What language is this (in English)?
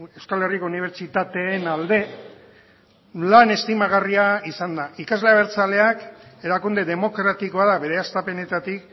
Basque